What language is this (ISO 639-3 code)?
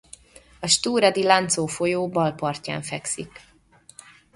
hun